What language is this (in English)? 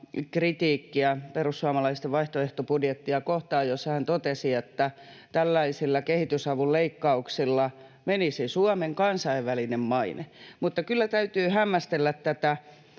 Finnish